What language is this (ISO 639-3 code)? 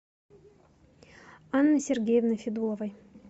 rus